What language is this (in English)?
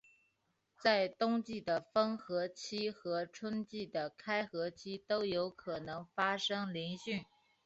Chinese